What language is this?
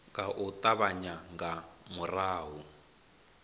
Venda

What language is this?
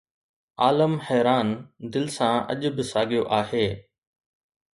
Sindhi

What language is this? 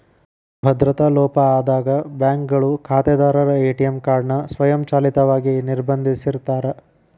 Kannada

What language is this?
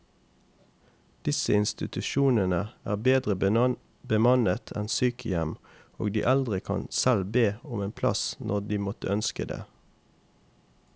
Norwegian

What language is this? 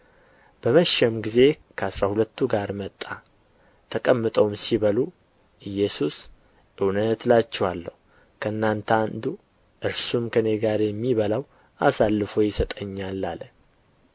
Amharic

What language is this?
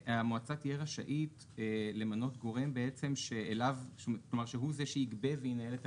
Hebrew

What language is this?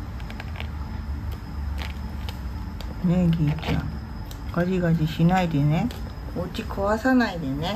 Japanese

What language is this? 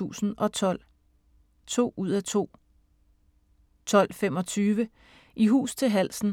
Danish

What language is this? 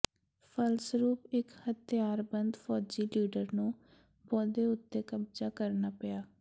Punjabi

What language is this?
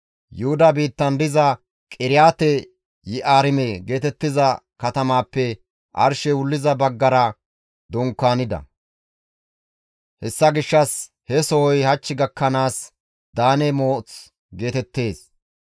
Gamo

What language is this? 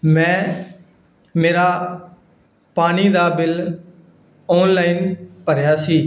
Punjabi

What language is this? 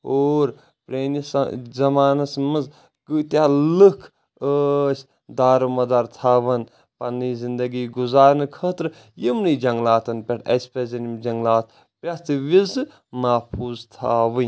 Kashmiri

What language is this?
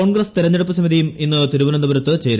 Malayalam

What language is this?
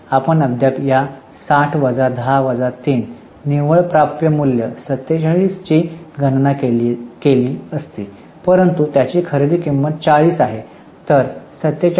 Marathi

